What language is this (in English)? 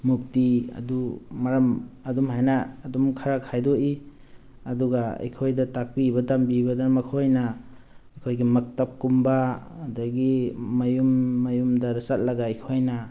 Manipuri